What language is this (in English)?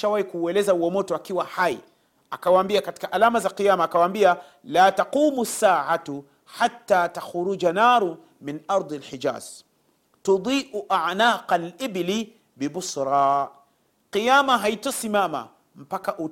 Swahili